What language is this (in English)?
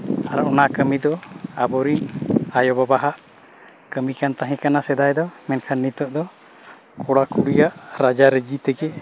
Santali